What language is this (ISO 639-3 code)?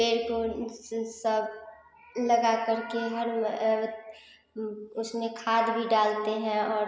hin